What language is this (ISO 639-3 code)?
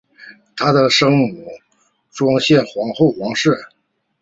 zho